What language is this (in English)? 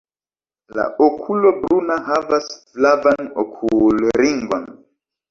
Esperanto